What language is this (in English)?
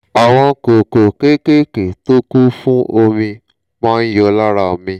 Yoruba